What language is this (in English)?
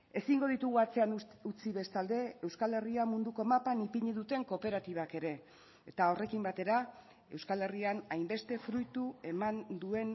Basque